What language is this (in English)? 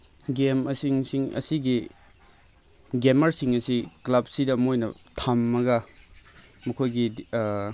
Manipuri